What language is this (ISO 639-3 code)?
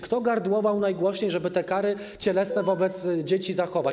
pol